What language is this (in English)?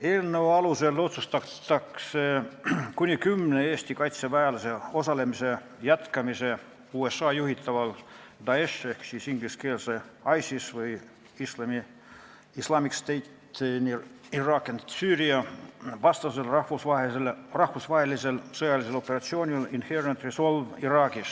Estonian